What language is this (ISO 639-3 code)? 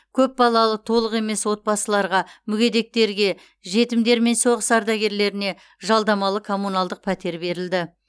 kaz